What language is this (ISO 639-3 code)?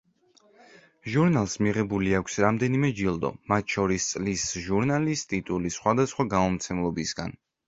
kat